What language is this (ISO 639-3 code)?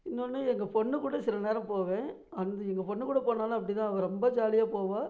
tam